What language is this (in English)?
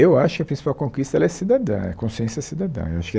Portuguese